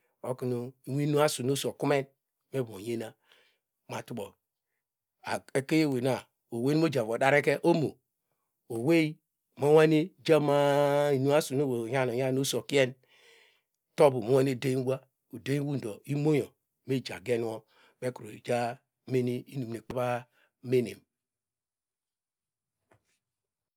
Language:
Degema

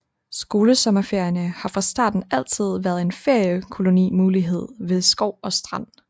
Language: Danish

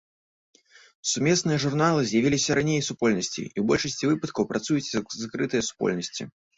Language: Belarusian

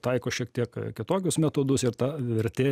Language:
Lithuanian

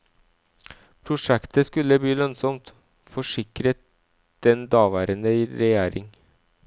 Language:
Norwegian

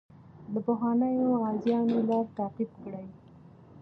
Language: Pashto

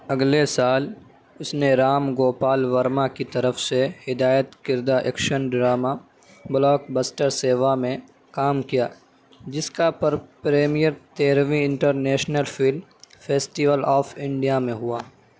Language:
Urdu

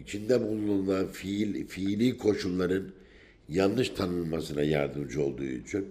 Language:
Turkish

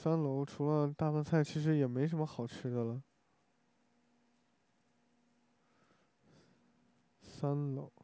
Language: Chinese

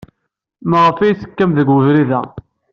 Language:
Kabyle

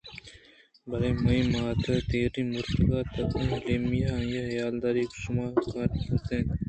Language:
Eastern Balochi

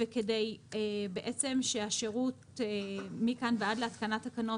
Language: Hebrew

